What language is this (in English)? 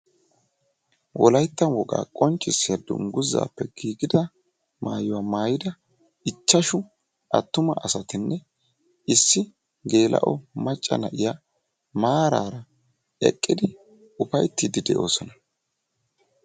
Wolaytta